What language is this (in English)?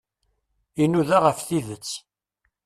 Kabyle